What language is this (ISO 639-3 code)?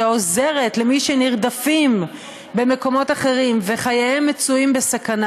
heb